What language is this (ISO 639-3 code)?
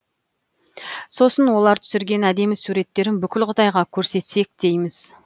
kaz